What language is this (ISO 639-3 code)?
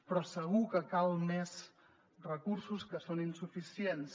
cat